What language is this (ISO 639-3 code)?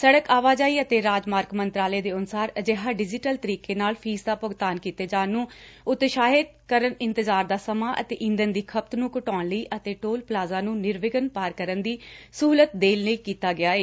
pan